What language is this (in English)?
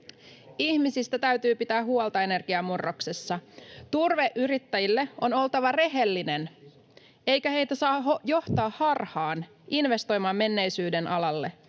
Finnish